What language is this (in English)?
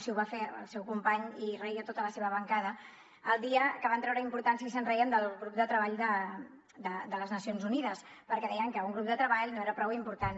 Catalan